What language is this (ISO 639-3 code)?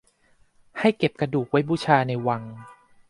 tha